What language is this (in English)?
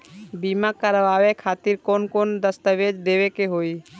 Bhojpuri